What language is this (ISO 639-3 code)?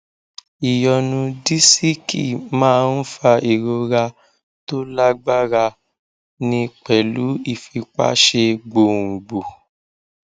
yor